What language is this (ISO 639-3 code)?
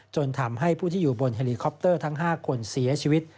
tha